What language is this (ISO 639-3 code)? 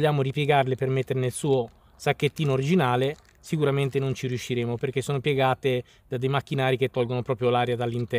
ita